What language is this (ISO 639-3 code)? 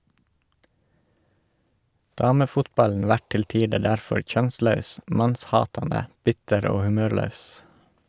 nor